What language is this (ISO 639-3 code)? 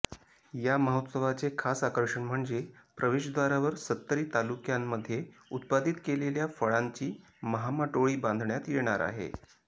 mar